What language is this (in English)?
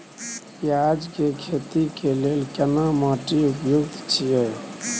Maithili